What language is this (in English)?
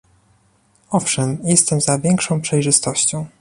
Polish